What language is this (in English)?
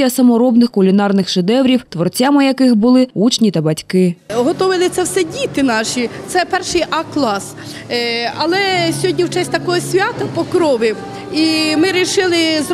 Ukrainian